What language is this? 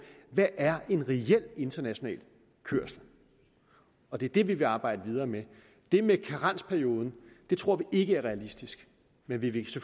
Danish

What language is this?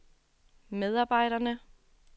Danish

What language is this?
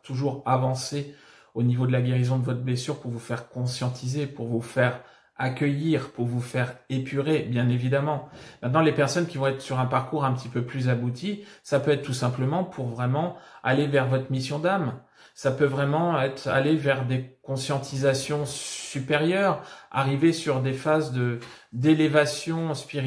French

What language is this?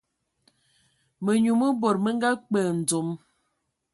Ewondo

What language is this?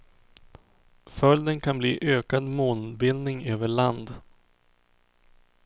Swedish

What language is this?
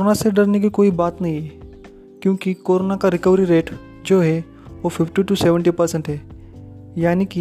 Hindi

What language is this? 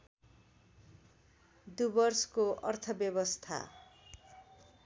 Nepali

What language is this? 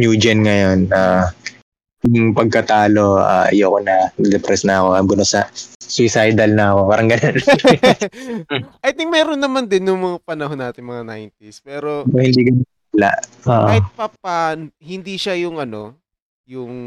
Filipino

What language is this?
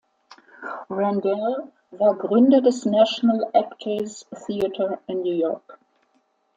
German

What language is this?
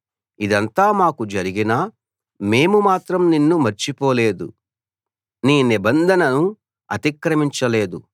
Telugu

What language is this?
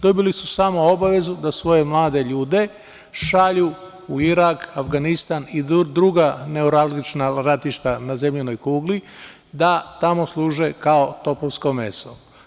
Serbian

